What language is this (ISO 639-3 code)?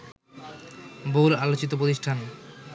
ben